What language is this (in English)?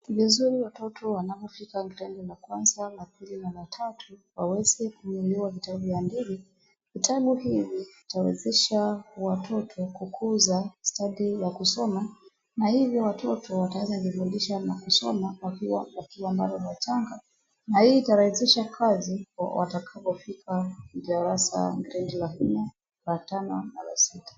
Swahili